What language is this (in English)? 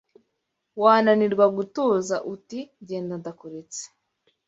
Kinyarwanda